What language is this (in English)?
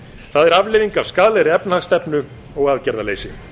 Icelandic